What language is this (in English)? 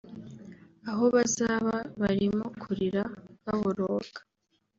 Kinyarwanda